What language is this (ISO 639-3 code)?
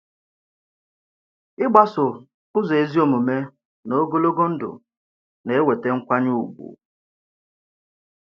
ibo